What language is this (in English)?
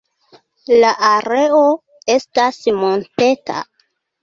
Esperanto